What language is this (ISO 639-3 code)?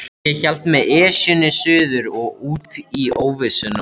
isl